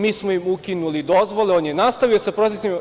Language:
Serbian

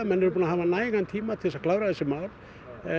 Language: Icelandic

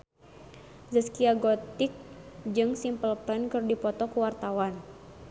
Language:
Sundanese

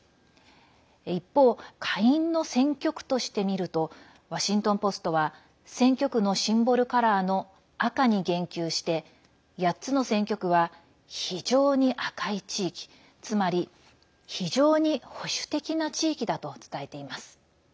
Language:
Japanese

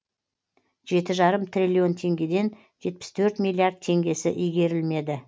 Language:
Kazakh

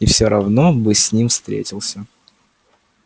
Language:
Russian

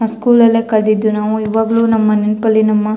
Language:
Kannada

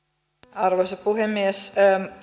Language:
Finnish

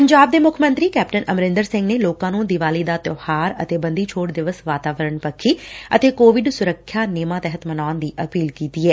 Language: Punjabi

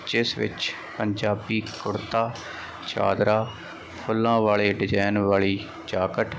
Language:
Punjabi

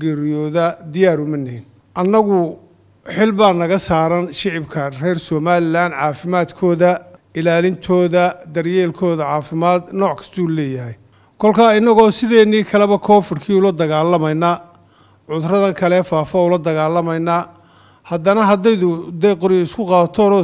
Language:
Arabic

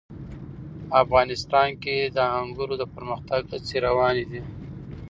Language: Pashto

